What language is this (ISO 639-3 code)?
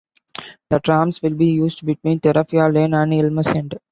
eng